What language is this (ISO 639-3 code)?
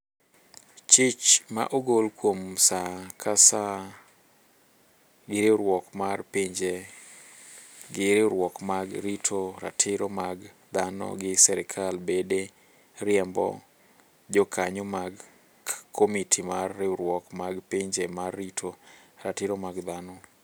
luo